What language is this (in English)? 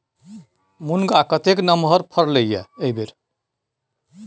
Maithili